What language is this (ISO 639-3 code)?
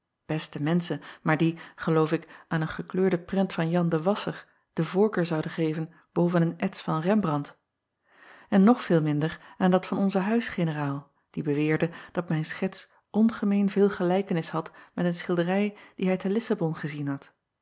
nld